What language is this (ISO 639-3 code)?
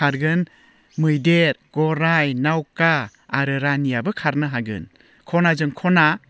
brx